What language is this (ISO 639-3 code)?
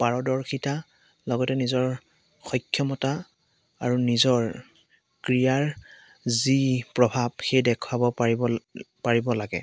asm